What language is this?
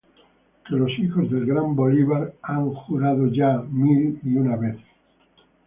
Spanish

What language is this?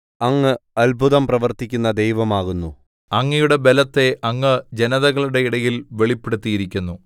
Malayalam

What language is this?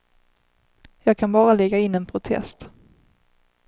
Swedish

